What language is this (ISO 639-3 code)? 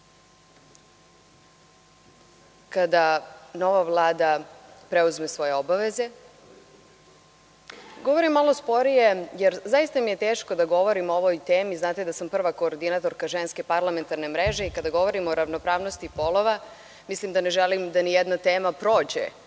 srp